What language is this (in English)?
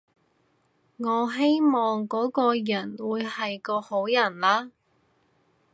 Cantonese